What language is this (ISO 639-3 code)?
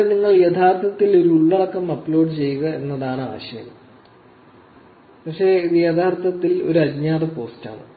mal